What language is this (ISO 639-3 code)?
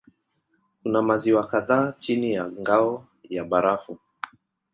swa